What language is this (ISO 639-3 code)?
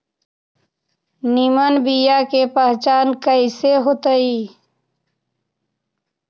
mag